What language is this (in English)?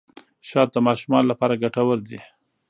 Pashto